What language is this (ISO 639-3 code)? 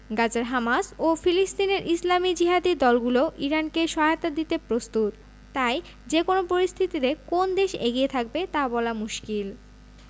ben